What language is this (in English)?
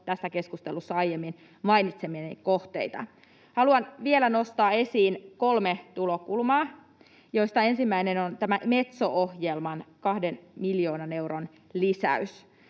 Finnish